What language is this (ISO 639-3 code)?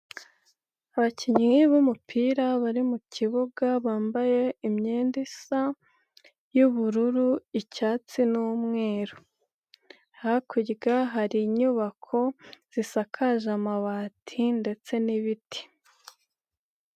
kin